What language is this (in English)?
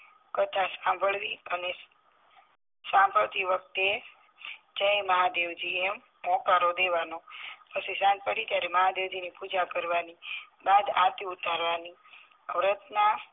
Gujarati